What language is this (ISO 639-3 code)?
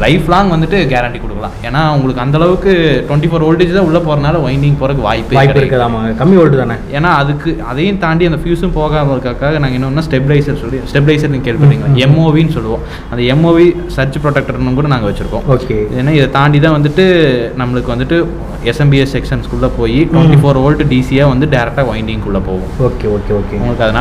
ind